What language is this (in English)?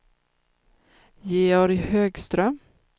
Swedish